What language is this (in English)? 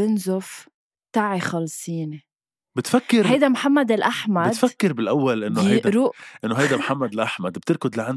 Arabic